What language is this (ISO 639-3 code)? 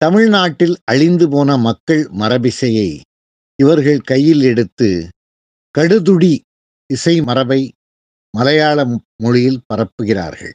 tam